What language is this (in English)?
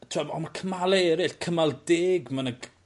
Welsh